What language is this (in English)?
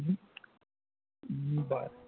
Konkani